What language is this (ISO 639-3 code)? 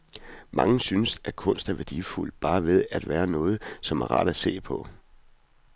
dan